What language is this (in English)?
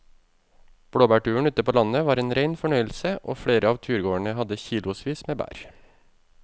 Norwegian